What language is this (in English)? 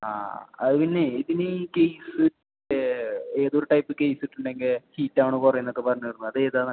Malayalam